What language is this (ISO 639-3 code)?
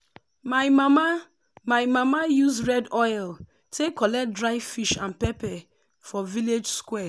pcm